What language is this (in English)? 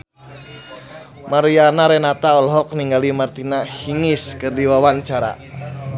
Sundanese